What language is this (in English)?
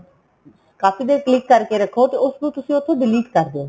Punjabi